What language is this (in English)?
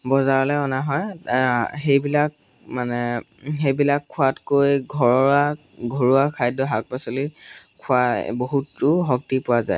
Assamese